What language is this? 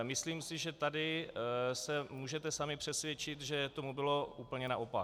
Czech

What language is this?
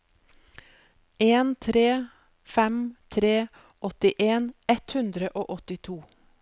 Norwegian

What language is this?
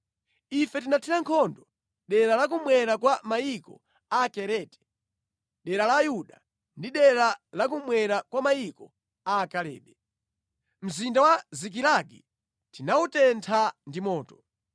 Nyanja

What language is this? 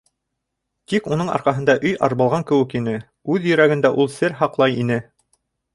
Bashkir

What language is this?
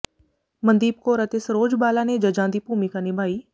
Punjabi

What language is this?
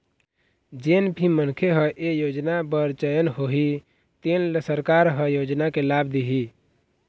Chhattisgarhi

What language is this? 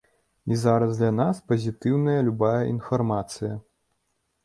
Belarusian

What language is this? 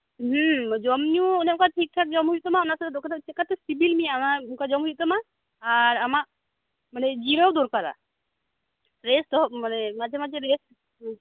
Santali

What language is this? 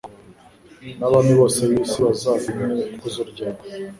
Kinyarwanda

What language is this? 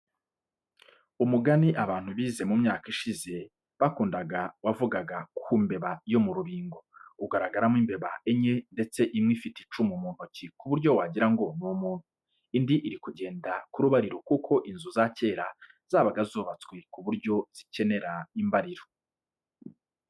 Kinyarwanda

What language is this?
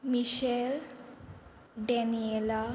Konkani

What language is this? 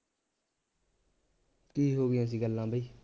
Punjabi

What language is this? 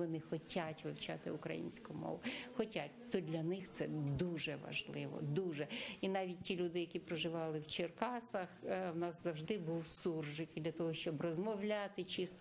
Ukrainian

